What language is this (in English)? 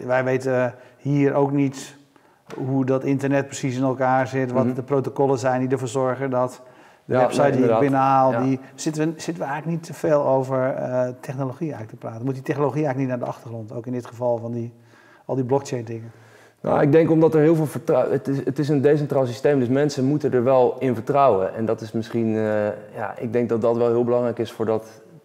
Dutch